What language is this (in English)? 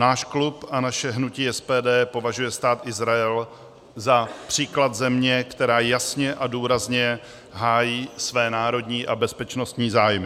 Czech